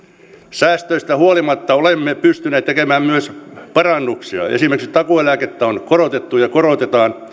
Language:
Finnish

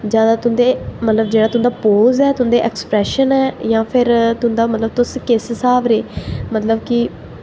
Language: Dogri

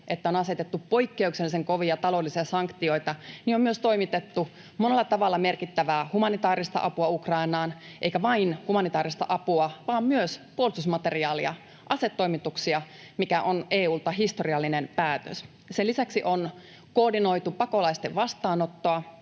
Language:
Finnish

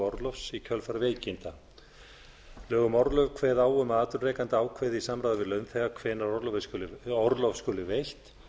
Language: Icelandic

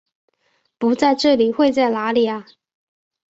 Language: Chinese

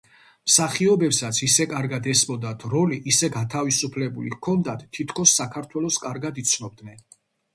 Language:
Georgian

